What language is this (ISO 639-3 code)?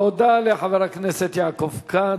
heb